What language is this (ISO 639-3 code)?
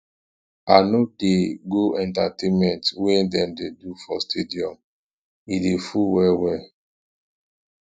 pcm